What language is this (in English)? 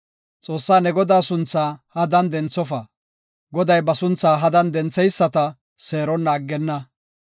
Gofa